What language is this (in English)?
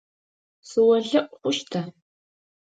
Adyghe